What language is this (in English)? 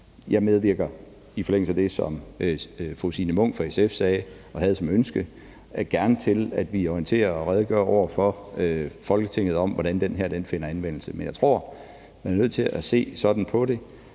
Danish